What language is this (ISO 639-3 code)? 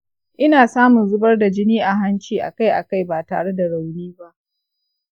hau